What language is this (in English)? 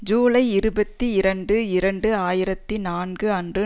Tamil